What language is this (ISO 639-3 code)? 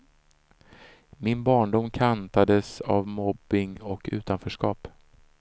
swe